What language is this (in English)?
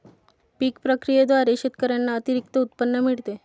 Marathi